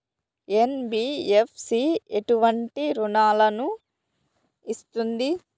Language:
Telugu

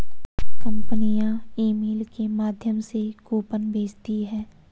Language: Hindi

